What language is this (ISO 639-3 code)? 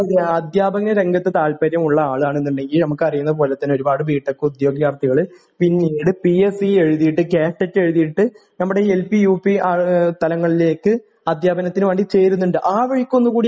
mal